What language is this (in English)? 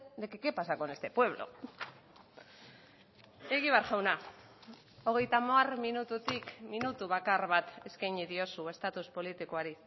Basque